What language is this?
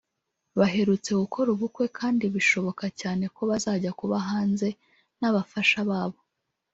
Kinyarwanda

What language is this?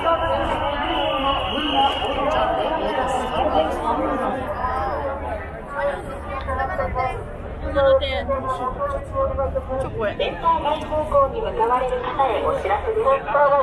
Japanese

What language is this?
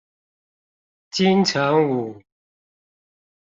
Chinese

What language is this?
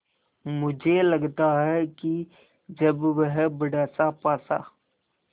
Hindi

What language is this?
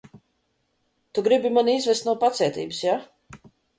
Latvian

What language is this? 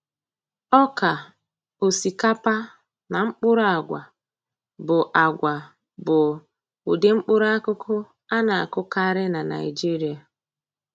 Igbo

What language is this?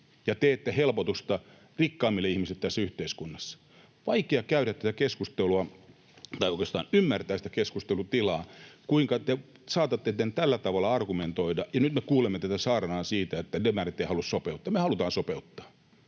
Finnish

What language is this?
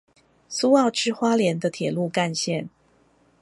Chinese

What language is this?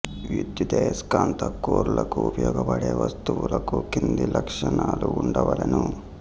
Telugu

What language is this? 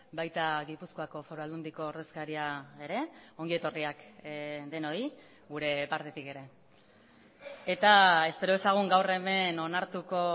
Basque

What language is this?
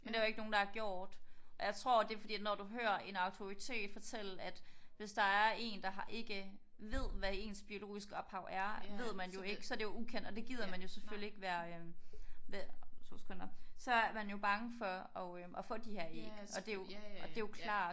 Danish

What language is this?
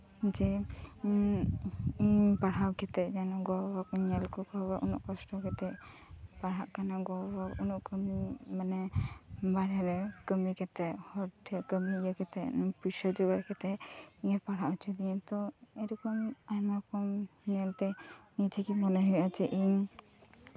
Santali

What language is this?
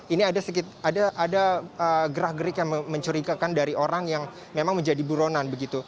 Indonesian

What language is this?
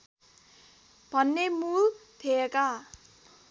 Nepali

